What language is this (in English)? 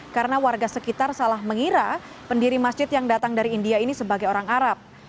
Indonesian